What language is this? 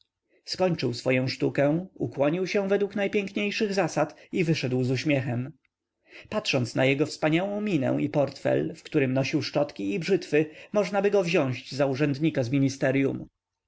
Polish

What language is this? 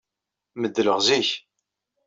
Kabyle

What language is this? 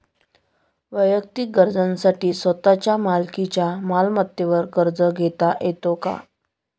Marathi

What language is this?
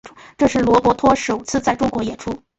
Chinese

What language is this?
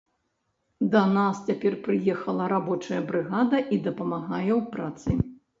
Belarusian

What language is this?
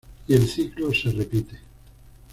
Spanish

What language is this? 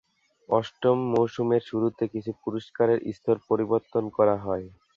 Bangla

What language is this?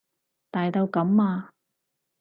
Cantonese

